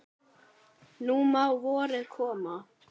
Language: Icelandic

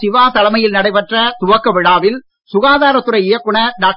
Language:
Tamil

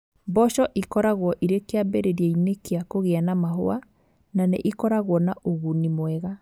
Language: Kikuyu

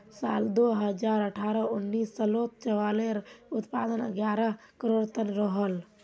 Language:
Magahi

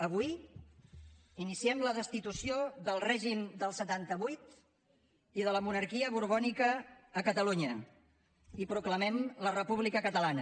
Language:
Catalan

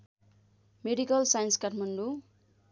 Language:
Nepali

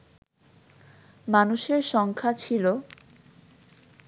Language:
Bangla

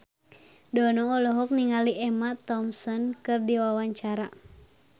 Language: Sundanese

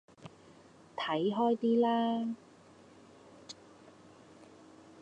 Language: Cantonese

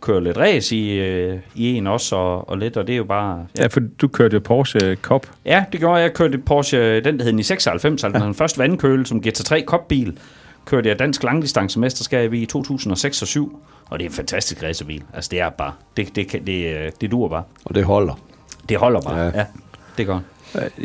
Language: Danish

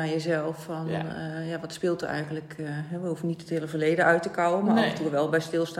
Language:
Dutch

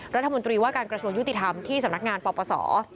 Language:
Thai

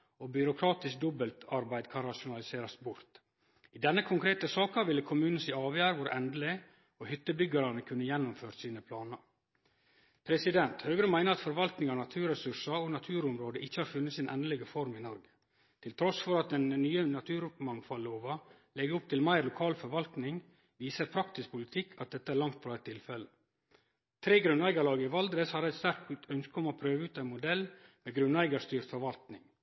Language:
Norwegian Nynorsk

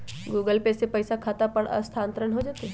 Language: Magahi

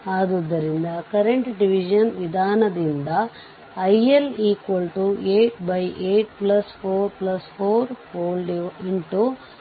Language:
Kannada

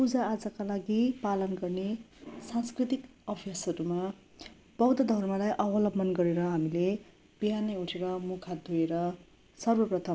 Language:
Nepali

